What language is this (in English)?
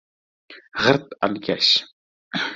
Uzbek